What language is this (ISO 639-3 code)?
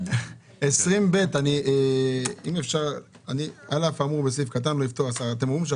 heb